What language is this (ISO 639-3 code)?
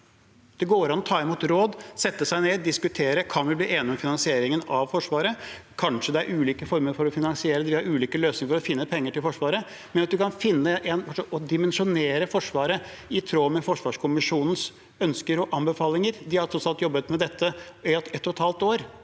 nor